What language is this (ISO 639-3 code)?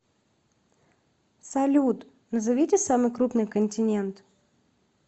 rus